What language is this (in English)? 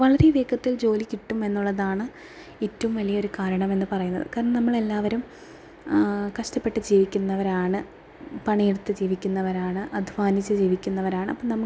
Malayalam